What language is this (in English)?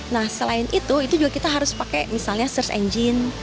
Indonesian